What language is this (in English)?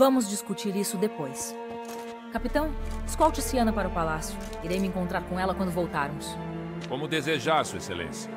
Portuguese